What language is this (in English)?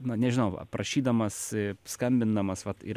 Lithuanian